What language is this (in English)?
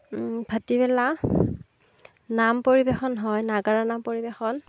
Assamese